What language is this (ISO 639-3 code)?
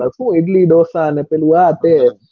guj